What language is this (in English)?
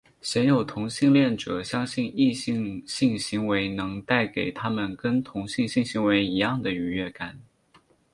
Chinese